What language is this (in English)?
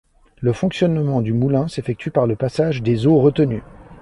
French